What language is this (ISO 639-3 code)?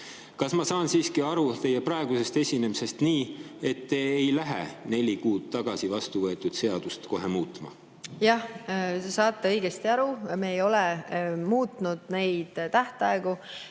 est